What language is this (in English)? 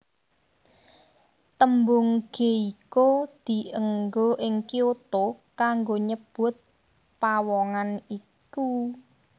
Javanese